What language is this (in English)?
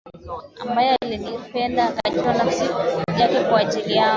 Swahili